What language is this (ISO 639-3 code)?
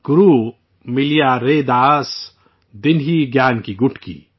urd